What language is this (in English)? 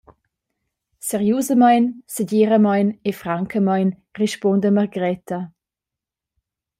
Romansh